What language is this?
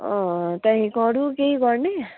Nepali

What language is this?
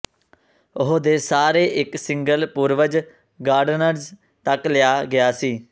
Punjabi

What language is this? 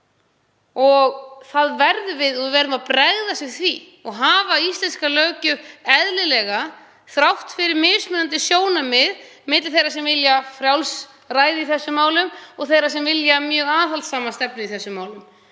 Icelandic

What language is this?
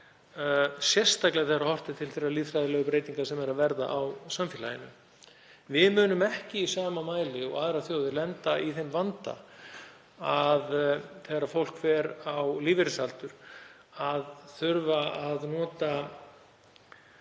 Icelandic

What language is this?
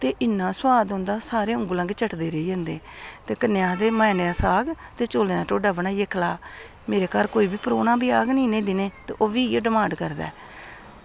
Dogri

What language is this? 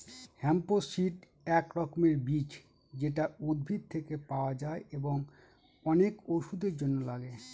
Bangla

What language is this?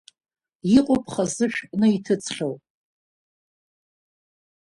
Abkhazian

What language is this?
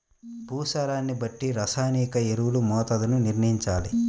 Telugu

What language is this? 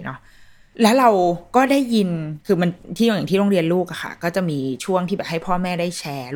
Thai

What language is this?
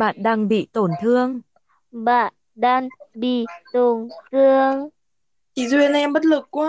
Vietnamese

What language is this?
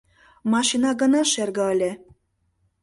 Mari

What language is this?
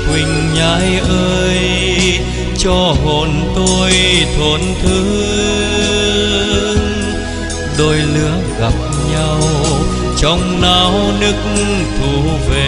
Vietnamese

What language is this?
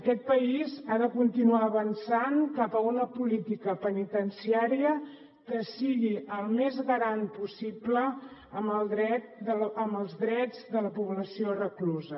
Catalan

